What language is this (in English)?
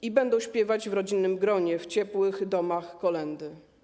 Polish